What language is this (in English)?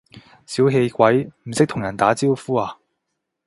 Cantonese